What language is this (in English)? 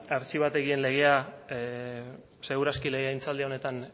Basque